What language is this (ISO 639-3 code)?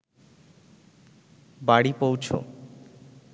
ben